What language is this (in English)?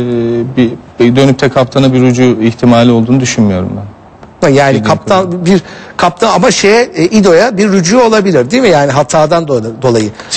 Turkish